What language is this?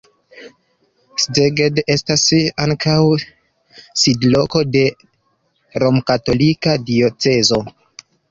Esperanto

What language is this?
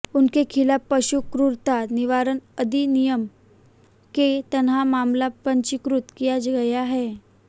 Hindi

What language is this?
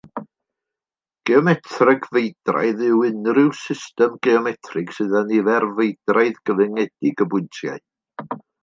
Welsh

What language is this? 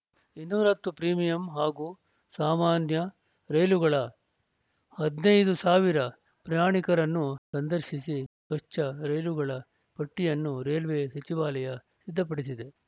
Kannada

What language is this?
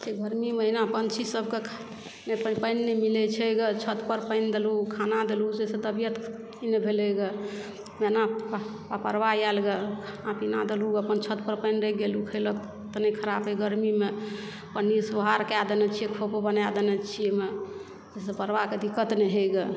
Maithili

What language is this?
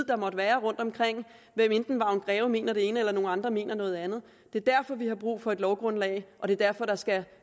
Danish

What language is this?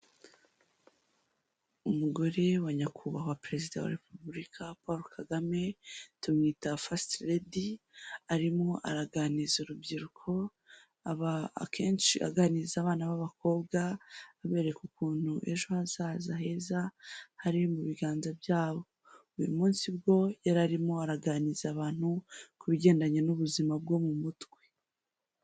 Kinyarwanda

